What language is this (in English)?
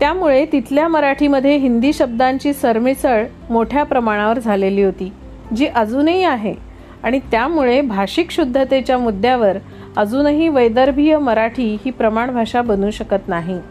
Marathi